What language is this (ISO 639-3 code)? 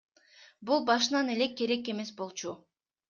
kir